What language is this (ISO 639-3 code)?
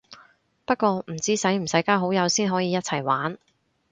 yue